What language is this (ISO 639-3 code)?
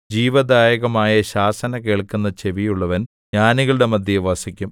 mal